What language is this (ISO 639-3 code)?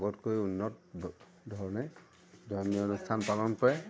asm